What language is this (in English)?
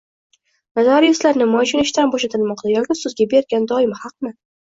Uzbek